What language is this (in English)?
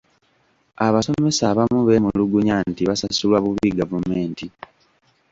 Ganda